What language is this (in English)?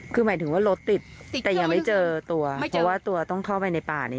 Thai